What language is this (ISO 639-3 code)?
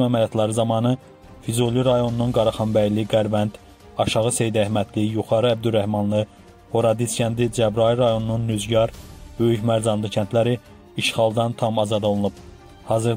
tur